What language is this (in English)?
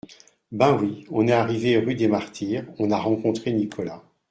French